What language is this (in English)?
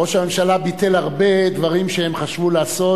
Hebrew